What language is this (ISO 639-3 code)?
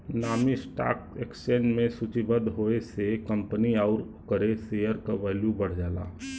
bho